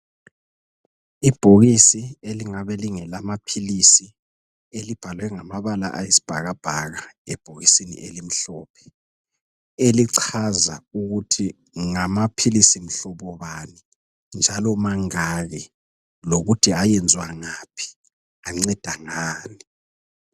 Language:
North Ndebele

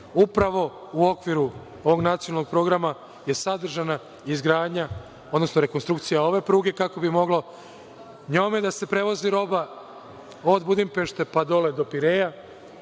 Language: Serbian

